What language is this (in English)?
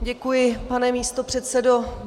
Czech